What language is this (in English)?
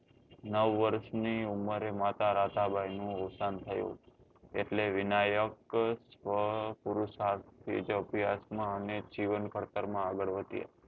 Gujarati